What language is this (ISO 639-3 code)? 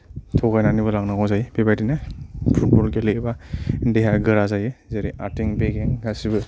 brx